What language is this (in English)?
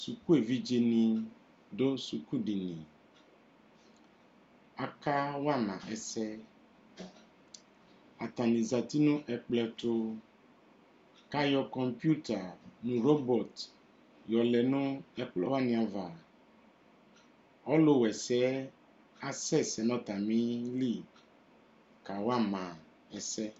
Ikposo